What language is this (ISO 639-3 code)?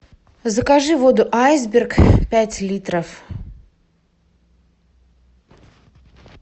rus